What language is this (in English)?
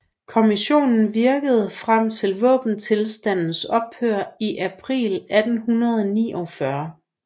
Danish